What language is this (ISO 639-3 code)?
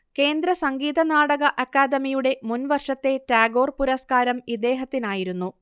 mal